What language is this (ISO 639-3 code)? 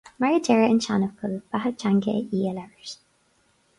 gle